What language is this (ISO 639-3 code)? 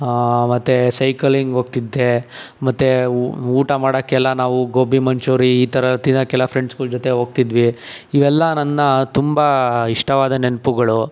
kan